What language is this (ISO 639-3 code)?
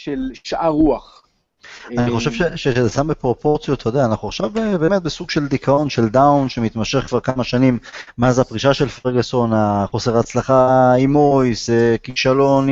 heb